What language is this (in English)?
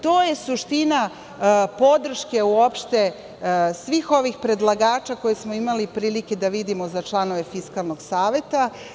Serbian